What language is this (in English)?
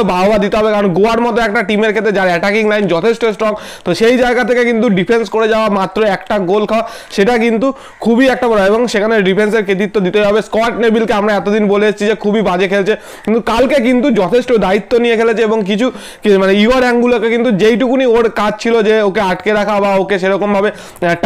Thai